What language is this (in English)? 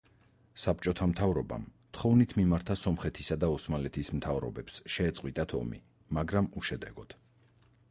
Georgian